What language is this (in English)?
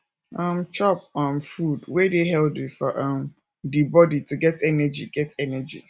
Nigerian Pidgin